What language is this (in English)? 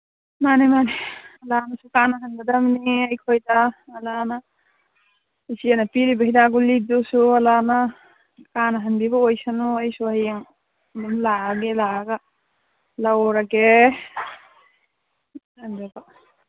Manipuri